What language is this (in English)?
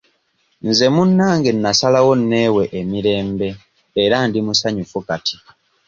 Ganda